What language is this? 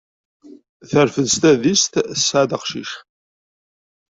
Kabyle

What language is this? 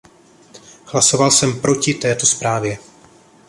Czech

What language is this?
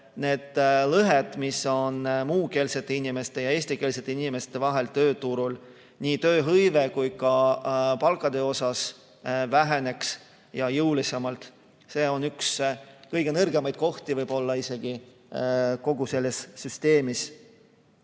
Estonian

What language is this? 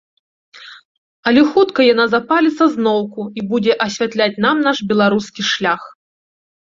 Belarusian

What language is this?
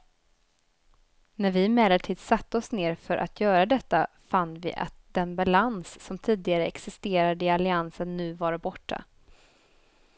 Swedish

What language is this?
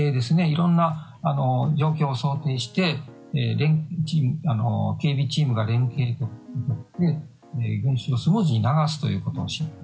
Japanese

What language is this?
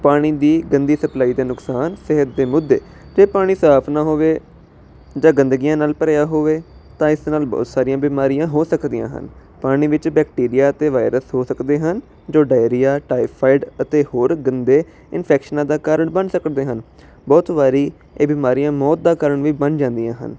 Punjabi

